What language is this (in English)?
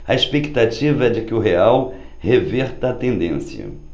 Portuguese